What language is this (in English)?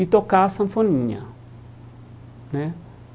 Portuguese